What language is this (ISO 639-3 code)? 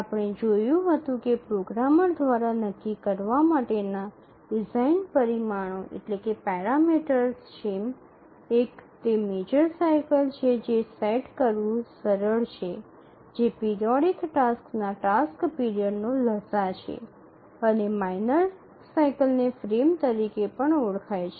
guj